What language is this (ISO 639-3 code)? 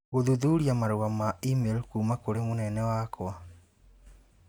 kik